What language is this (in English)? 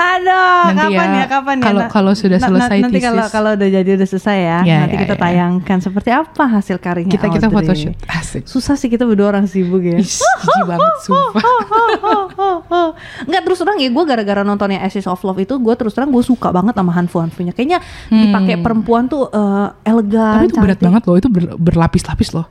Indonesian